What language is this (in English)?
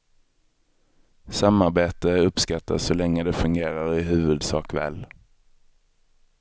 Swedish